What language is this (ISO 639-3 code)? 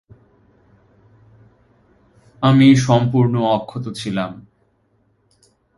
ben